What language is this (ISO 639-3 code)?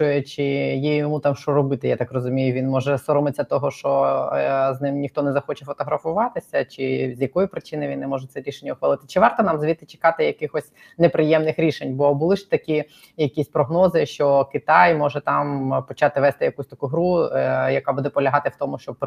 ukr